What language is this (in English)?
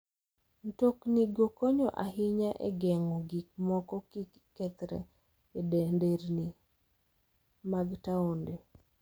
Luo (Kenya and Tanzania)